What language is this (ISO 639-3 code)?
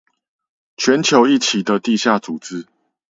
zho